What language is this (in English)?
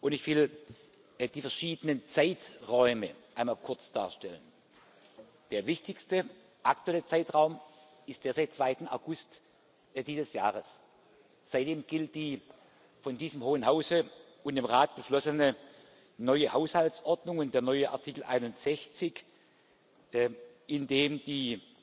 German